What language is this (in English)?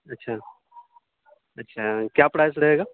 Urdu